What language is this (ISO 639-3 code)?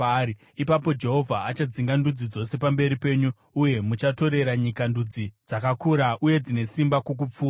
sna